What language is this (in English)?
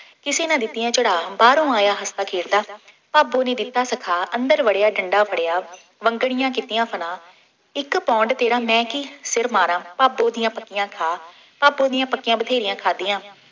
Punjabi